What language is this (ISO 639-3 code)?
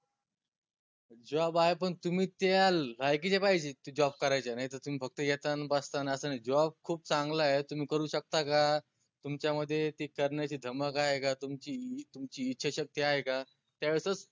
mar